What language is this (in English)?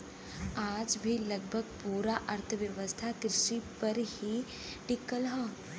Bhojpuri